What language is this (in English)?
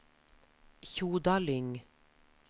Norwegian